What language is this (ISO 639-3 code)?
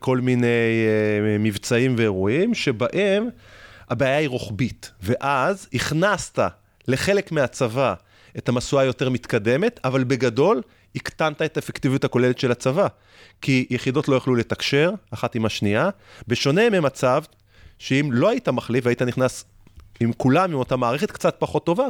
heb